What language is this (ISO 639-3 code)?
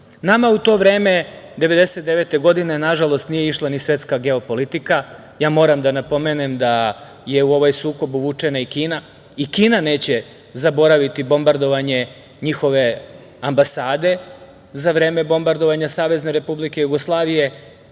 srp